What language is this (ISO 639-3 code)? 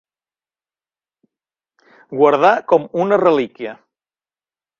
cat